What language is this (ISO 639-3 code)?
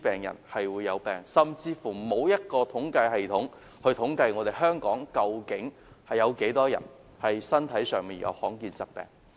yue